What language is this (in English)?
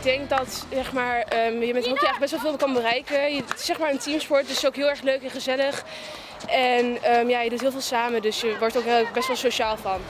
Dutch